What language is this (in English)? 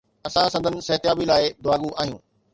Sindhi